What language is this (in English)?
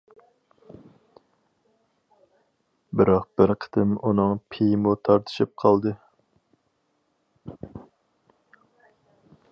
Uyghur